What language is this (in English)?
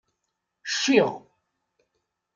Kabyle